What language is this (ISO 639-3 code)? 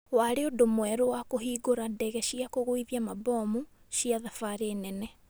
kik